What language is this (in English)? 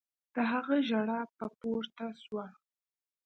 Pashto